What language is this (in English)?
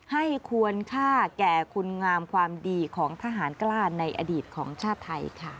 Thai